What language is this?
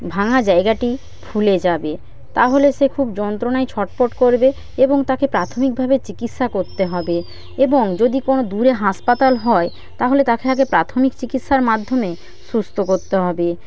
Bangla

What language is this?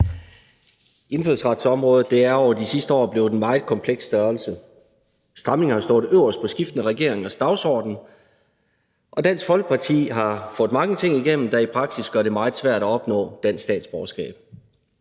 Danish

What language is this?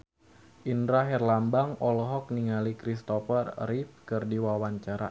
Sundanese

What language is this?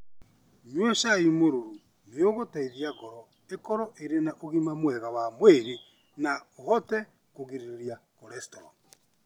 Kikuyu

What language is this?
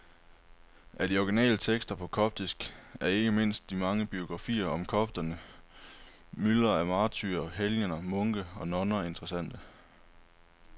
Danish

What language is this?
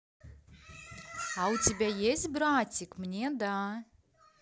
Russian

